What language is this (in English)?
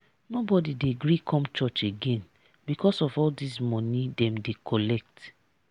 Nigerian Pidgin